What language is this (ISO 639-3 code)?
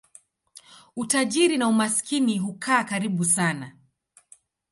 swa